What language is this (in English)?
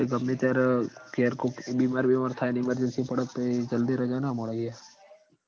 Gujarati